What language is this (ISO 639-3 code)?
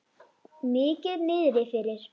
isl